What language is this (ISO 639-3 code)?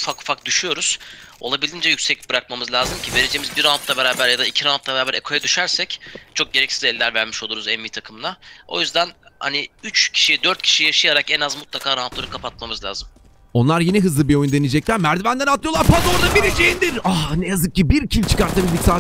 tur